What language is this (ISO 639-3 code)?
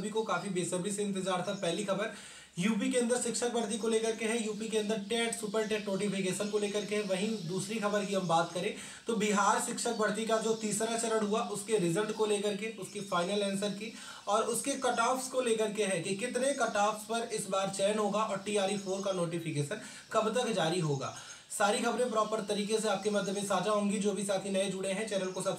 hin